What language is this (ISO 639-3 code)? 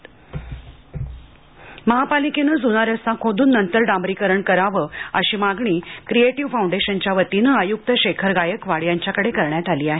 mar